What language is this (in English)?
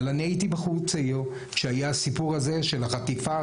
Hebrew